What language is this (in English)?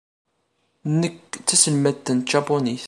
Kabyle